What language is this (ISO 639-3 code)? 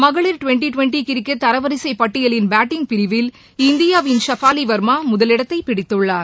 tam